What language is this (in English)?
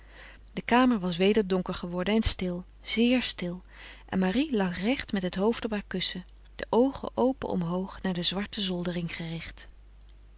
Dutch